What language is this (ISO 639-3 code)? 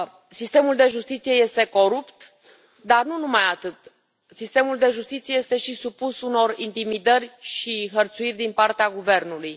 ron